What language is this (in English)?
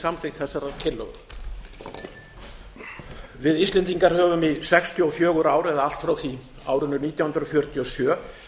Icelandic